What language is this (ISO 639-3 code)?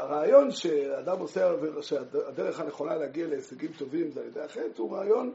heb